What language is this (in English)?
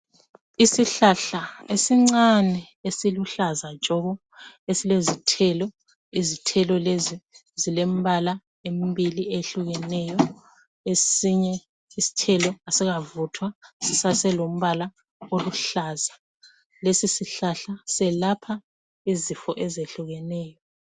North Ndebele